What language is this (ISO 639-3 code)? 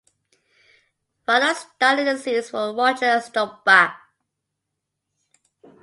eng